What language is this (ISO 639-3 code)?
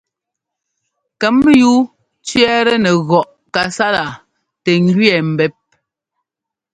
jgo